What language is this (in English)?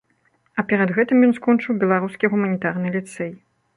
Belarusian